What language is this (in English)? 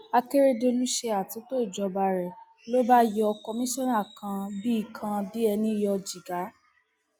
Yoruba